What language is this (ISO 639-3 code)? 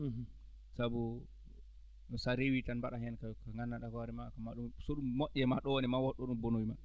ful